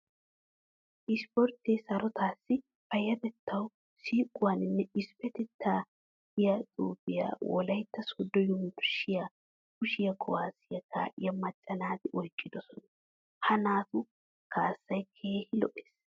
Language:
Wolaytta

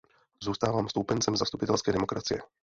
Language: Czech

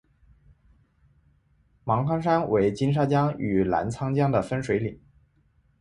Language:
Chinese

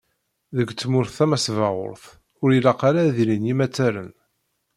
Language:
Kabyle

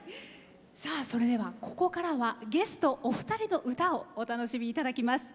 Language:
Japanese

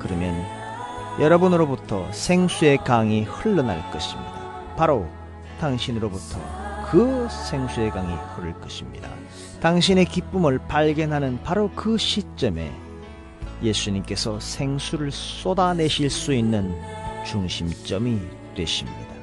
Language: Korean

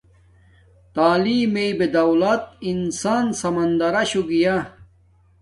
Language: Domaaki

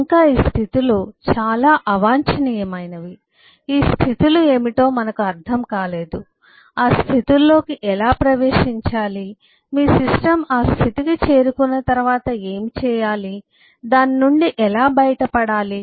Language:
Telugu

